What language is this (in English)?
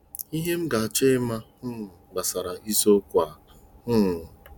Igbo